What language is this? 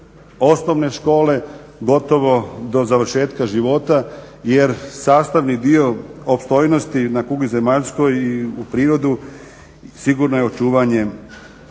Croatian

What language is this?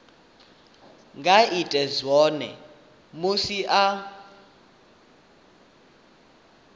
Venda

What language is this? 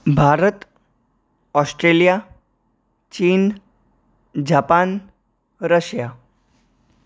Gujarati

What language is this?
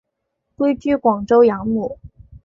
Chinese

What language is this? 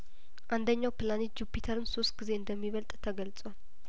Amharic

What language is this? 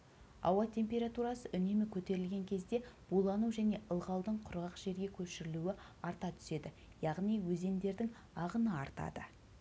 Kazakh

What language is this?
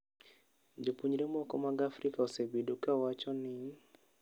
Luo (Kenya and Tanzania)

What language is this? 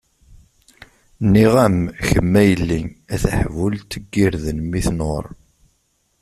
Kabyle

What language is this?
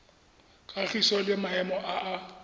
Tswana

